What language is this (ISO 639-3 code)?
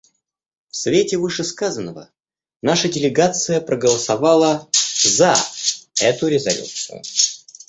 rus